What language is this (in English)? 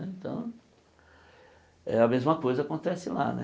Portuguese